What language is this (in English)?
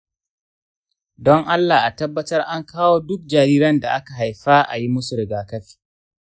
Hausa